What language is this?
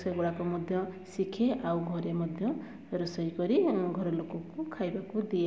Odia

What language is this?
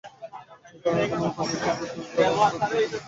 Bangla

